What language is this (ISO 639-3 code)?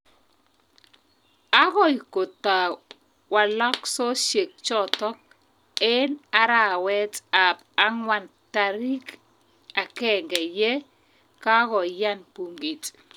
kln